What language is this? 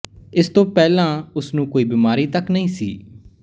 Punjabi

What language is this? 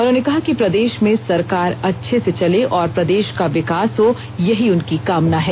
Hindi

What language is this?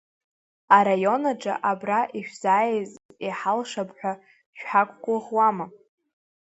Abkhazian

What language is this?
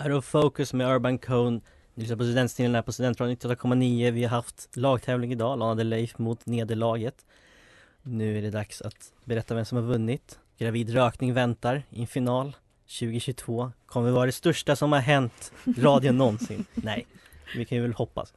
Swedish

